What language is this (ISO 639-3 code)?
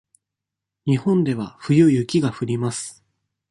jpn